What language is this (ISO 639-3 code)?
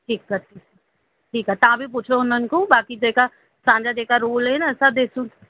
snd